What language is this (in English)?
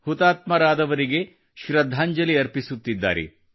Kannada